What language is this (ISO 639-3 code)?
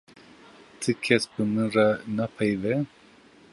kur